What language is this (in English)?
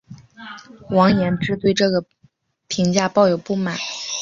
Chinese